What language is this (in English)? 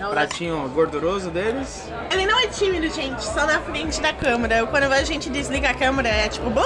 Portuguese